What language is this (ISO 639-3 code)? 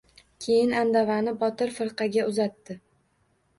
uzb